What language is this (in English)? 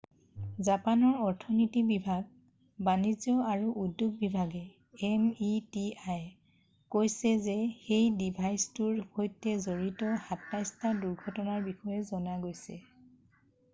Assamese